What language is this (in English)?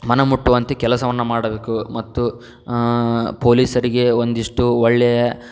Kannada